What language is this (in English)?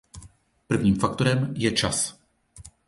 Czech